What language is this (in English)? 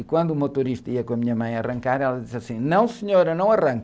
Portuguese